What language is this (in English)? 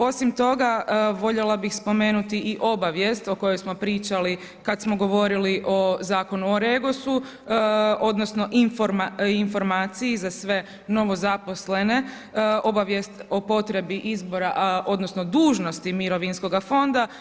Croatian